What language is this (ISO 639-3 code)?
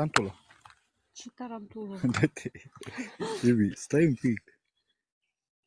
ron